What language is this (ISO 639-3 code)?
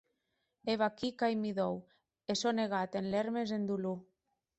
oci